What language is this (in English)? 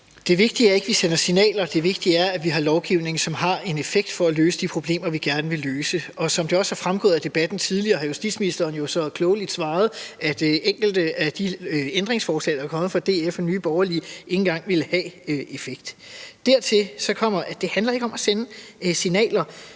Danish